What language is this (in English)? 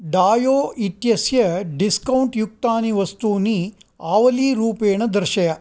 Sanskrit